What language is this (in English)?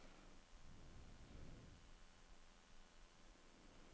Norwegian